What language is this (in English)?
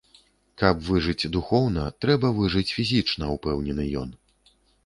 Belarusian